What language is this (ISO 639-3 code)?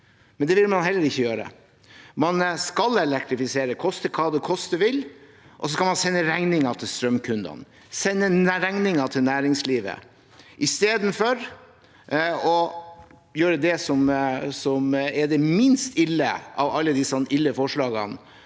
nor